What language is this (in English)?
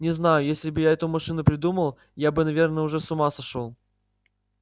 Russian